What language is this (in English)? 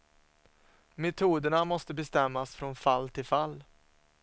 Swedish